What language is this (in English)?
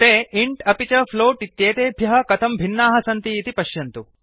Sanskrit